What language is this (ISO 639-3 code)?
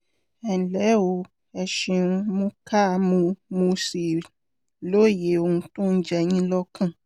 yor